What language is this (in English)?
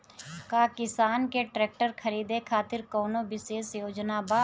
Bhojpuri